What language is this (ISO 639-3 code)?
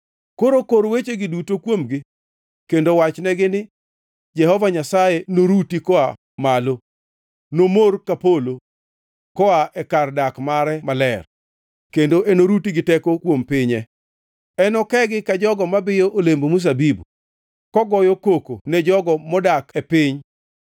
luo